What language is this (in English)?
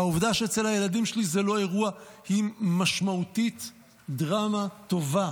Hebrew